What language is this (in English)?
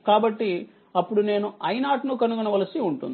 Telugu